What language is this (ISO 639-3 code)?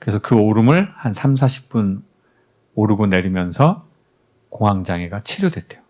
kor